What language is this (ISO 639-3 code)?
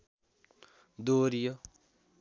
nep